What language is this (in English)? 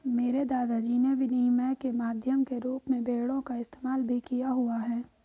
Hindi